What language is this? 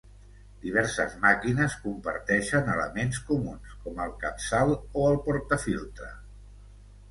Catalan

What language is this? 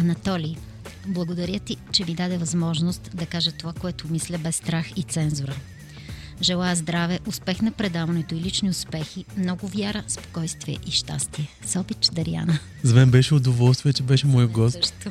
Bulgarian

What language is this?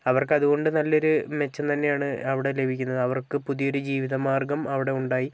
Malayalam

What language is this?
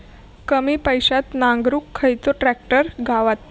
Marathi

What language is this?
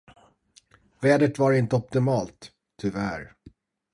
Swedish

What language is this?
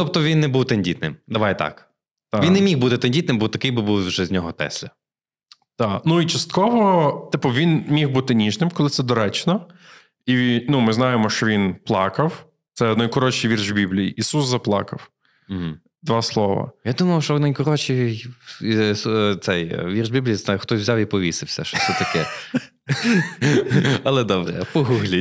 Ukrainian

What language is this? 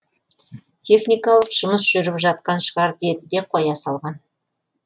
Kazakh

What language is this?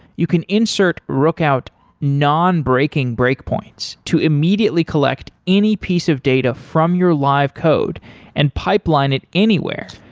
English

